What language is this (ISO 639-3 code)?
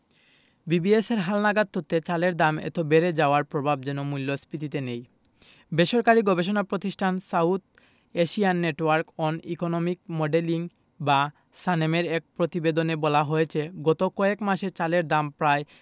ben